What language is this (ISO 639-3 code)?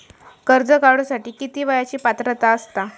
mar